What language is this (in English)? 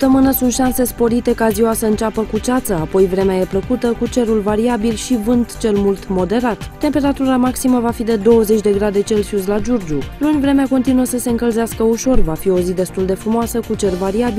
Romanian